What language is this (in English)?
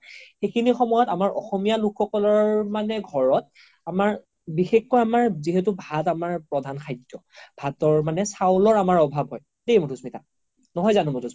Assamese